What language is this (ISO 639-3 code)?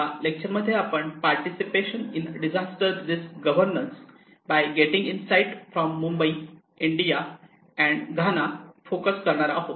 mar